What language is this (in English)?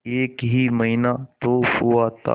Hindi